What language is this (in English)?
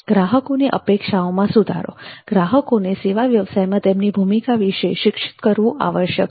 Gujarati